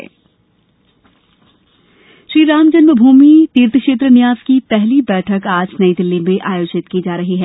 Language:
Hindi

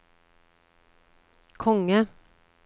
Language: Norwegian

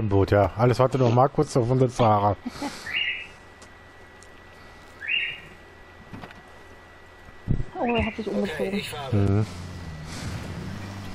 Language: German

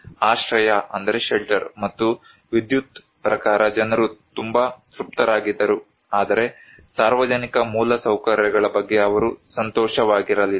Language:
Kannada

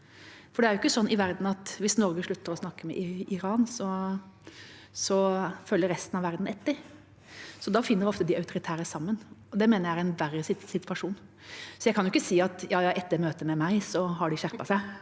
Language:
Norwegian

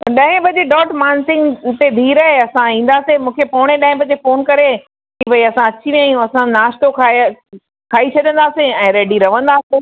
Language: Sindhi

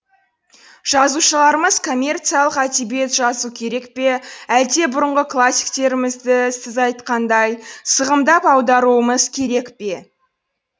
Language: Kazakh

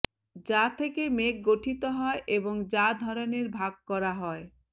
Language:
Bangla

